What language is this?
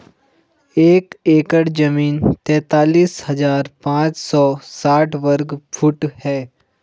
Hindi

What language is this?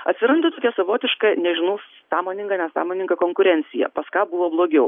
Lithuanian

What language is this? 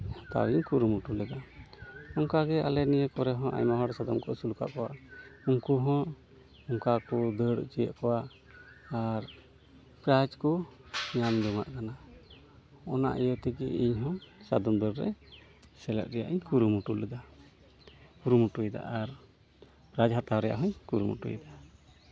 Santali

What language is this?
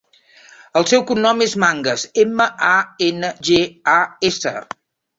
Catalan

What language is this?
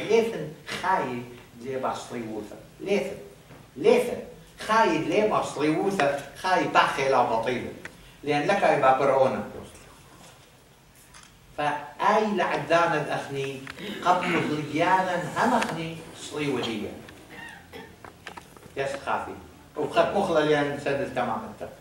Arabic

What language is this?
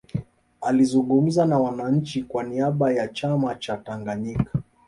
Swahili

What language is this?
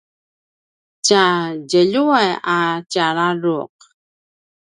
Paiwan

